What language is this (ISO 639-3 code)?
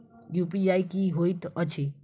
mai